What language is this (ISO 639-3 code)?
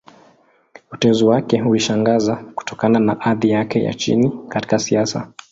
swa